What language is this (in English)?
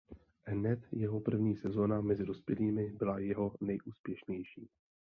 Czech